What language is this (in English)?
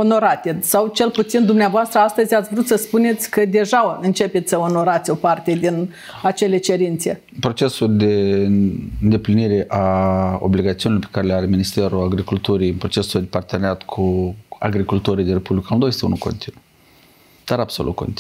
Romanian